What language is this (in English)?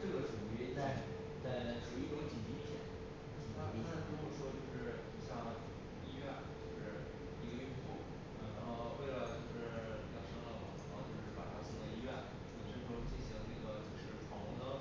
Chinese